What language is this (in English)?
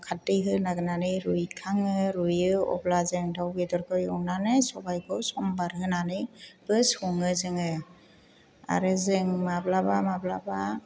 Bodo